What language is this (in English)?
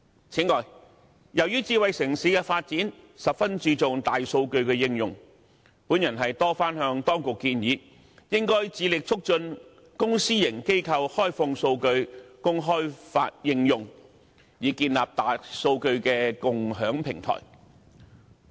Cantonese